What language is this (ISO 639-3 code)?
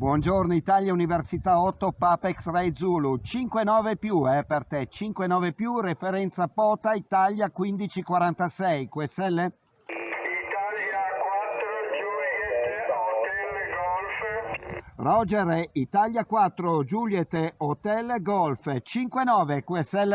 ita